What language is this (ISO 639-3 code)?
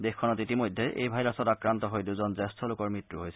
asm